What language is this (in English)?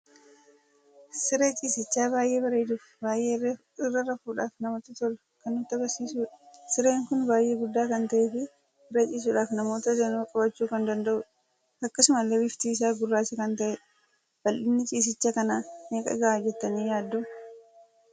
Oromo